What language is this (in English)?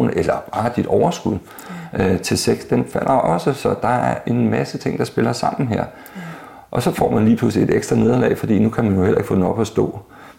Danish